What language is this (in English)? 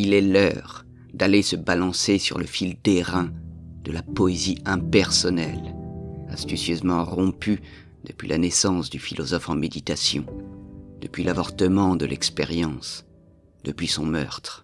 French